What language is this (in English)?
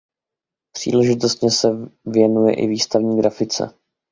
Czech